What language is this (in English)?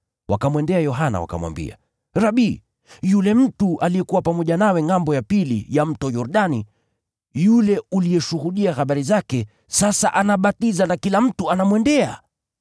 Swahili